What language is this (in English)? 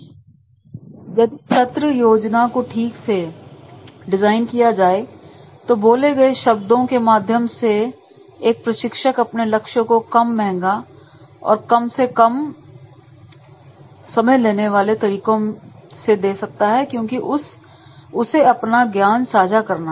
Hindi